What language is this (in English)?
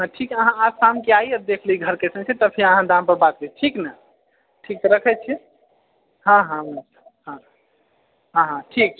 Maithili